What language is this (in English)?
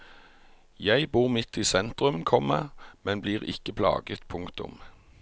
Norwegian